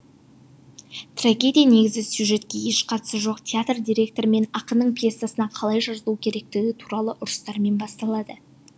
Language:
Kazakh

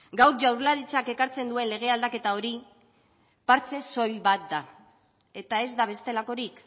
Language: Basque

